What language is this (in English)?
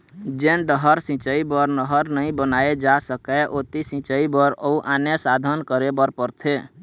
Chhattisgarhi